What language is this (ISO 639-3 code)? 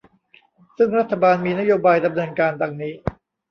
tha